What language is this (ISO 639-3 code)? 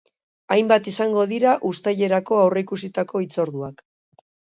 eus